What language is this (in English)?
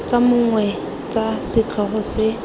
Tswana